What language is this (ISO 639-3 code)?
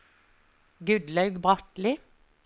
nor